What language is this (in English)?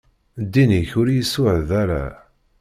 Kabyle